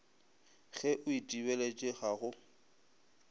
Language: Northern Sotho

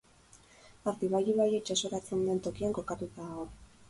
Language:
Basque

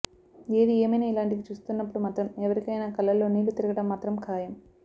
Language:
Telugu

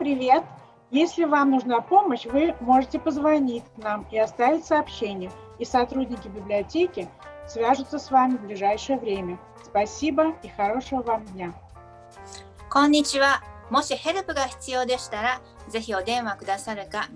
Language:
Russian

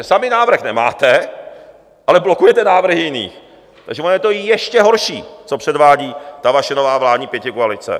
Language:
Czech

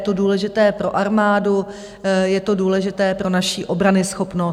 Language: Czech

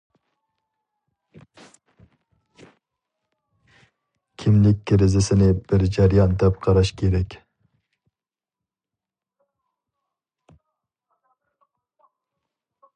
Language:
Uyghur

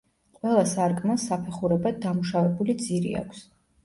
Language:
Georgian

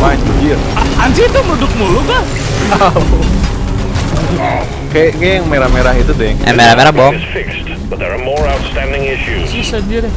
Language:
Indonesian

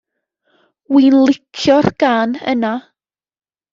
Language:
Welsh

